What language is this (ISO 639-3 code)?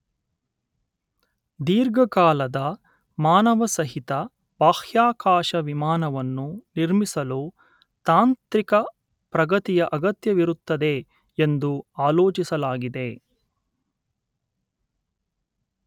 kan